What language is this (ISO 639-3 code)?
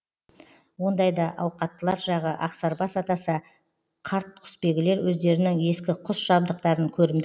kaz